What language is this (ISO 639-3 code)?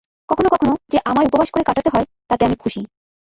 ben